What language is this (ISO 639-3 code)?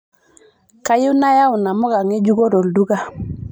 mas